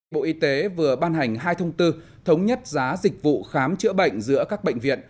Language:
Vietnamese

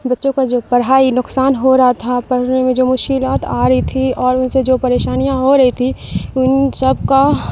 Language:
Urdu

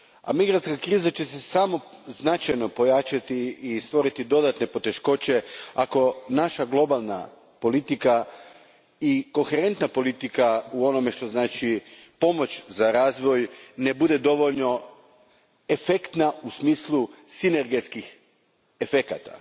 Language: Croatian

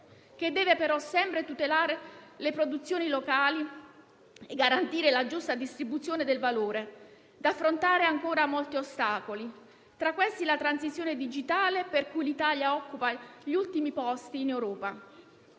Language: Italian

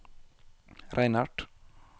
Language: Norwegian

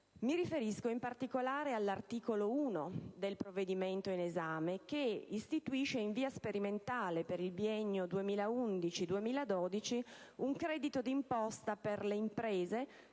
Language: Italian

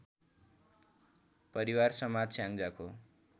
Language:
Nepali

